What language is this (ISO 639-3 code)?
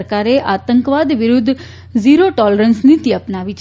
guj